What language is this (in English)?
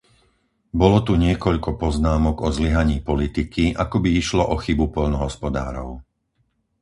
Slovak